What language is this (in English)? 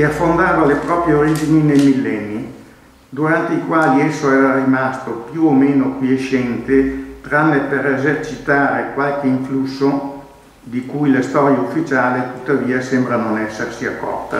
Italian